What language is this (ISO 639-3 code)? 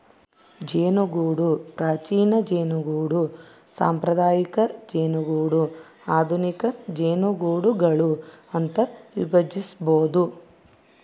kan